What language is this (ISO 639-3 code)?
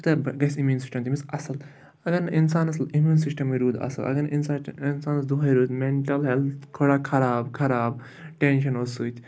kas